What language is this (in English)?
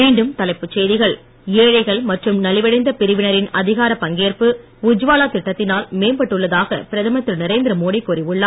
Tamil